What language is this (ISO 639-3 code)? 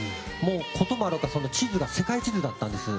jpn